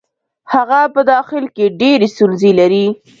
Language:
Pashto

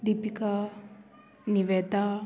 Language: Konkani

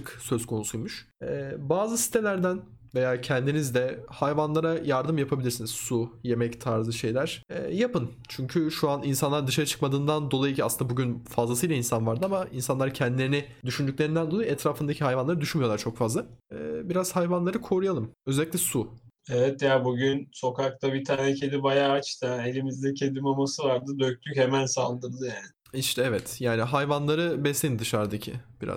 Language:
Turkish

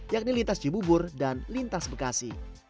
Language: Indonesian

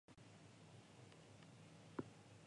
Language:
Japanese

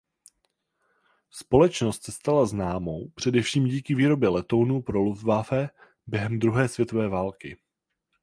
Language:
Czech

